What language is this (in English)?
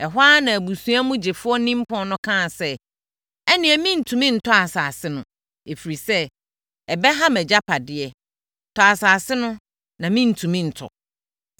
Akan